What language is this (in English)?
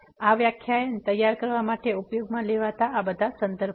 Gujarati